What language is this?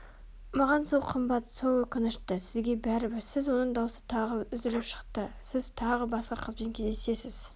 Kazakh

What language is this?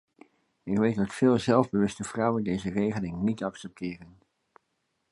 Dutch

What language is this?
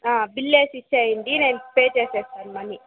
Telugu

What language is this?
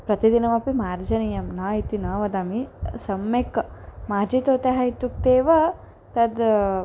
Sanskrit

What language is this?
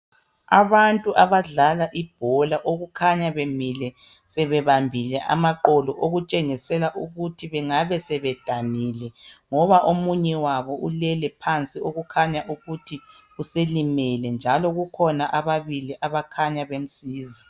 North Ndebele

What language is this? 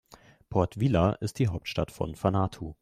German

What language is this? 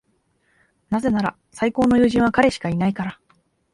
Japanese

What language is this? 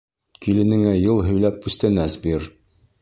Bashkir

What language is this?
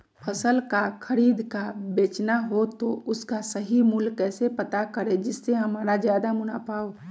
Magahi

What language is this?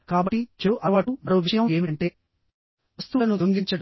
Telugu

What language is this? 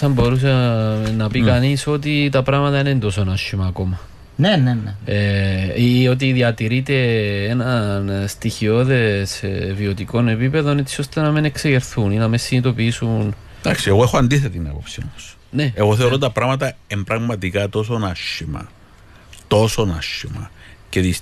Greek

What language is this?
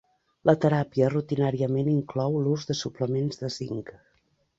Catalan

